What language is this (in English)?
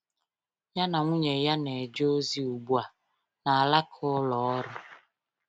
Igbo